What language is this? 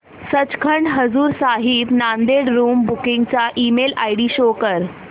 Marathi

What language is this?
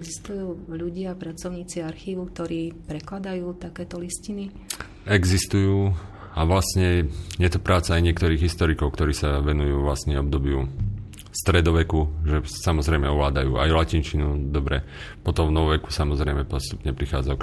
Slovak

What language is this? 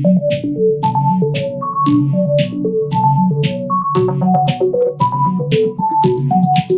Swedish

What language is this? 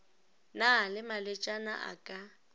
Northern Sotho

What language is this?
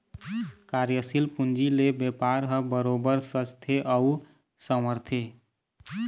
Chhattisgarhi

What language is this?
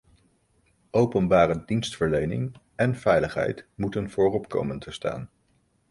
Dutch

